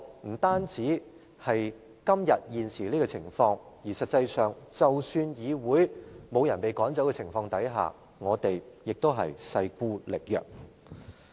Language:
Cantonese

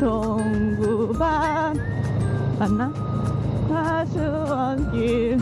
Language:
Korean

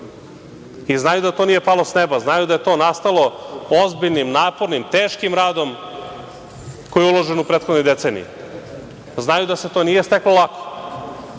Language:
Serbian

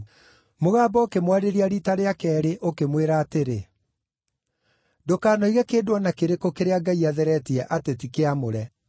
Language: Kikuyu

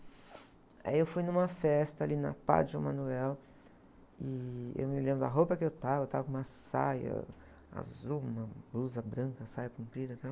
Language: Portuguese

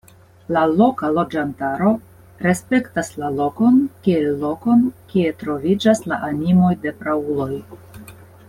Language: Esperanto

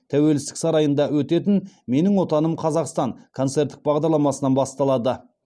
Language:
Kazakh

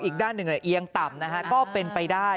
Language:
Thai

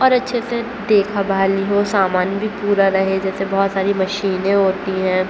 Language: Urdu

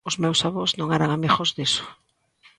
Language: Galician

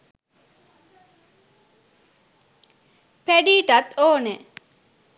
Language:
Sinhala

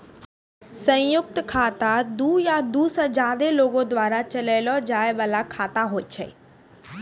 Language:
Maithili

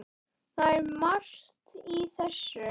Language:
Icelandic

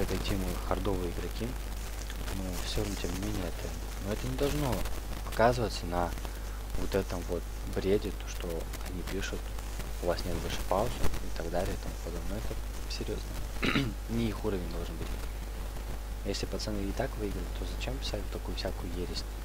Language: Russian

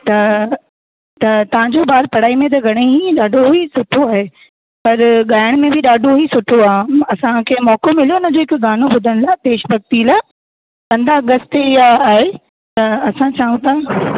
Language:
Sindhi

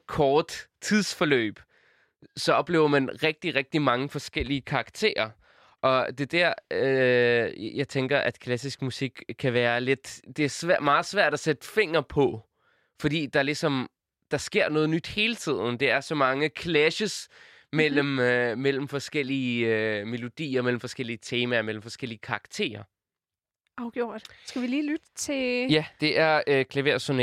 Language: Danish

